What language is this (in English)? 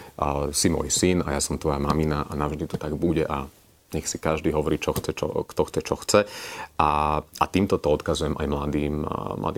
Slovak